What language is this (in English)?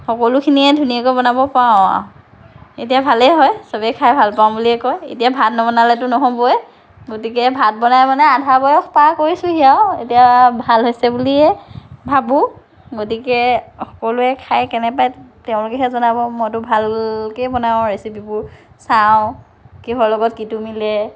Assamese